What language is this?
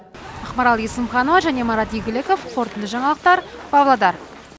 Kazakh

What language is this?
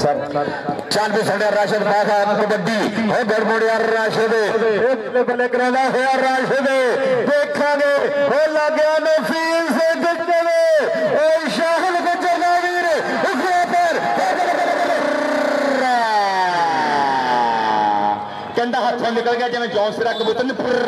Punjabi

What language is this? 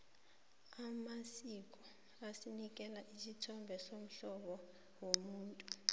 South Ndebele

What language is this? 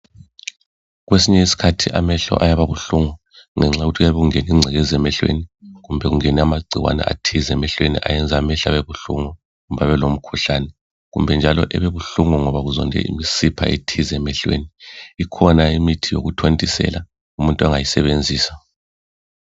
North Ndebele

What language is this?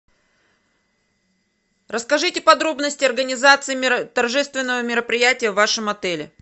Russian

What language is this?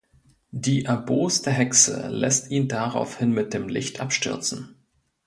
German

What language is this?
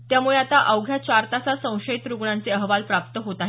Marathi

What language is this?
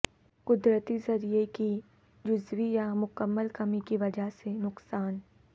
Urdu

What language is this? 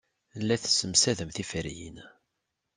Kabyle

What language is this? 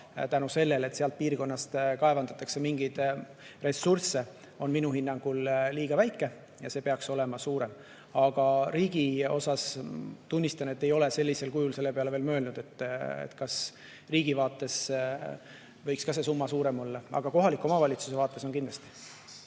Estonian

